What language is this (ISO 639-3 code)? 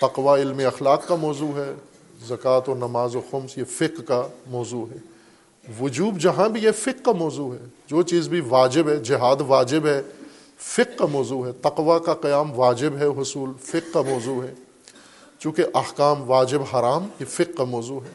urd